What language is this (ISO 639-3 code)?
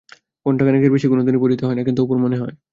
ben